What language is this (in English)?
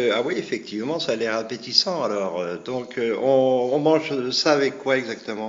French